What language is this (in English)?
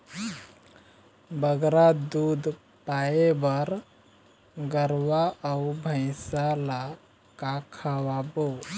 Chhattisgarhi